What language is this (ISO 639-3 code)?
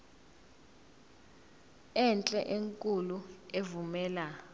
zul